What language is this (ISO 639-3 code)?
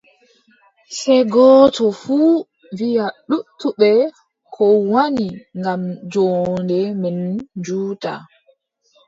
fub